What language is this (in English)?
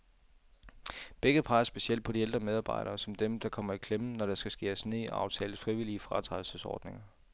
Danish